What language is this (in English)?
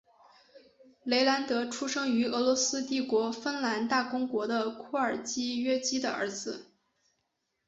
Chinese